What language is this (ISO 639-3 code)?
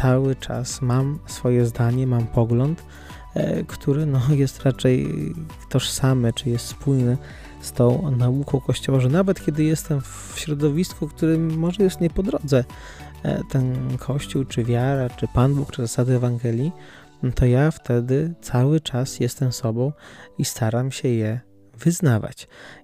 pol